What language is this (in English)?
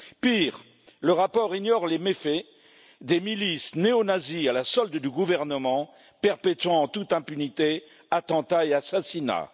French